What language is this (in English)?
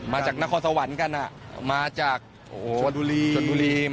Thai